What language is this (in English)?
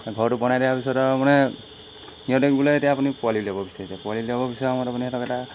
Assamese